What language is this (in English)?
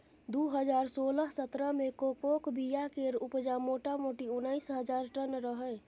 Maithili